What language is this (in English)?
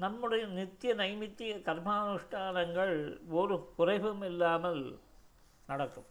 Tamil